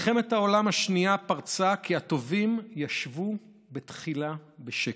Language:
Hebrew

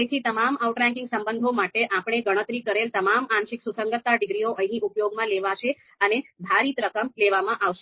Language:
Gujarati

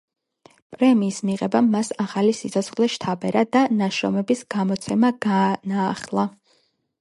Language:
Georgian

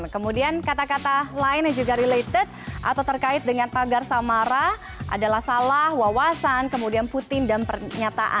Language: Indonesian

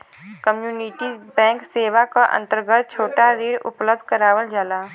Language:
Bhojpuri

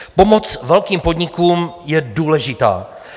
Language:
Czech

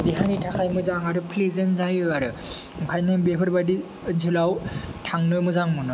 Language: Bodo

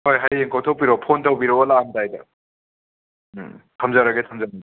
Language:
Manipuri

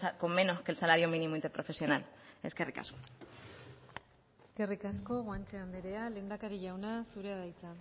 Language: Basque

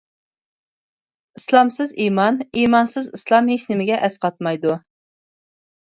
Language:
Uyghur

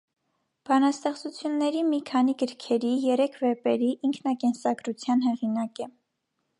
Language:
Armenian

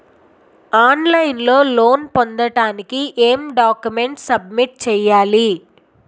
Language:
Telugu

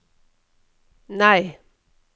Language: Norwegian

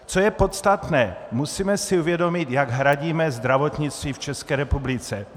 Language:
Czech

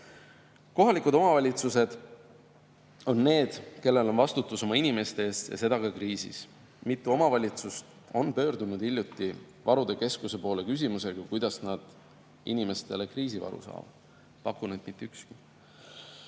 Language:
Estonian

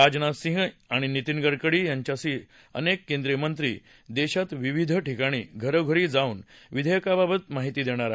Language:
Marathi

